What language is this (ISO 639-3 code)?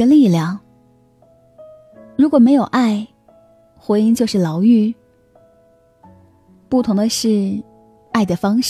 zho